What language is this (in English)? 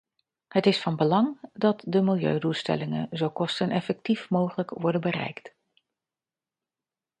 Dutch